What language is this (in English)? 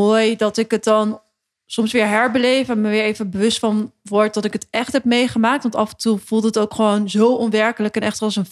Dutch